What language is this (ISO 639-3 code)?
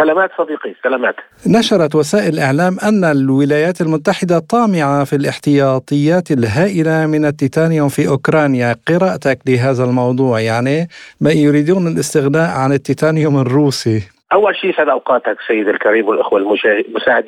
ara